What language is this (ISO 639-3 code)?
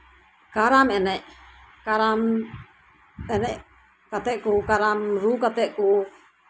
sat